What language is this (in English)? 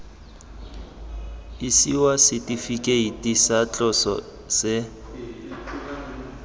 Tswana